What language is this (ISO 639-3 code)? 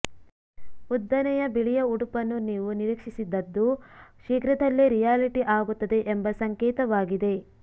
kan